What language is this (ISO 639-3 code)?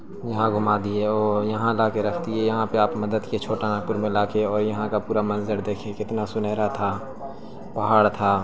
urd